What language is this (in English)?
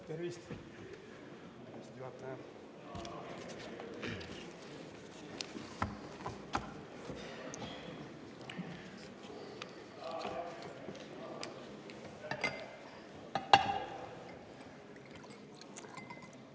Estonian